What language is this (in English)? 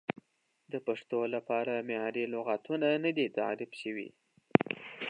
Pashto